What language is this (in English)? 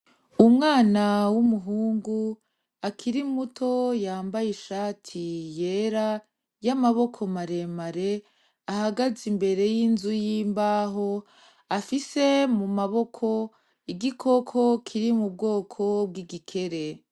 Rundi